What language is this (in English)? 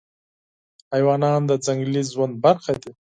Pashto